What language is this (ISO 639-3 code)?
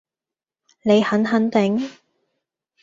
yue